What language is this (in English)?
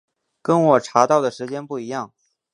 Chinese